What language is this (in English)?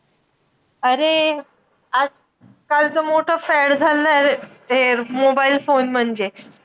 Marathi